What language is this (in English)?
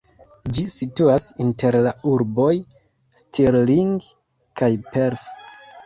Esperanto